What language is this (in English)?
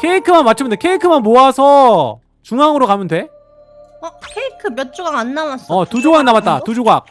Korean